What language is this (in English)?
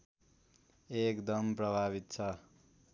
Nepali